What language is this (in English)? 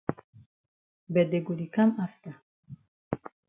Cameroon Pidgin